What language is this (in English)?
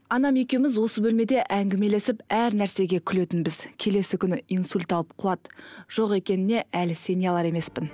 Kazakh